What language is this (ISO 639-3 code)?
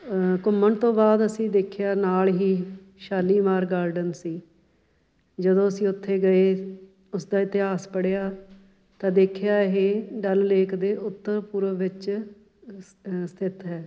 pan